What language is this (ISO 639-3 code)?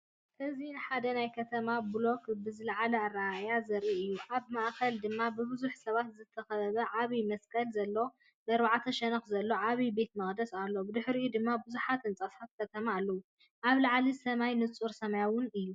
tir